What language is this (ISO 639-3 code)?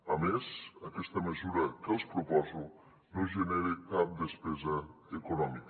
cat